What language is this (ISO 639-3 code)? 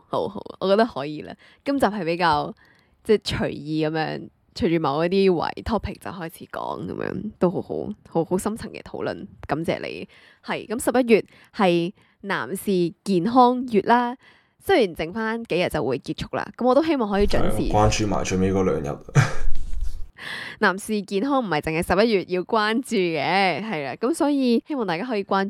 zho